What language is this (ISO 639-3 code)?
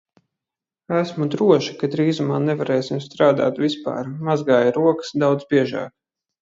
lav